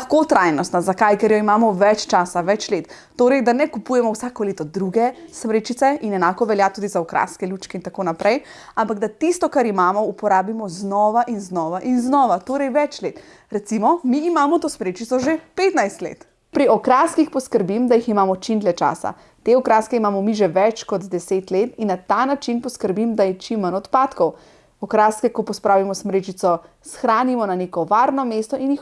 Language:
Slovenian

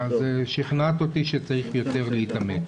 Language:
Hebrew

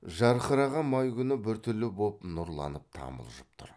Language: Kazakh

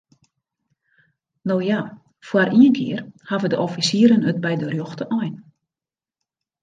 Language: Western Frisian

